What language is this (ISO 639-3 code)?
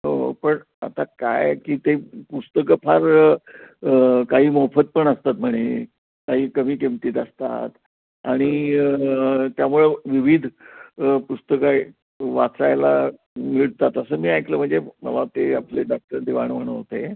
mar